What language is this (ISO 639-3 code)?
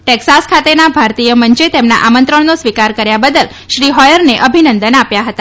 guj